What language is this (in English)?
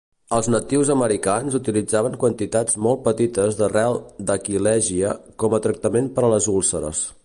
Catalan